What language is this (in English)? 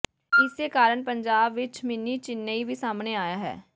Punjabi